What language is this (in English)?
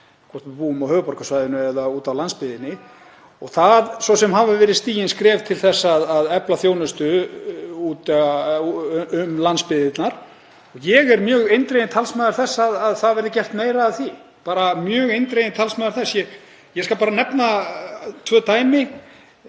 Icelandic